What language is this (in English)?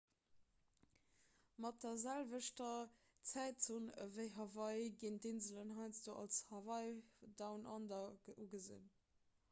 Luxembourgish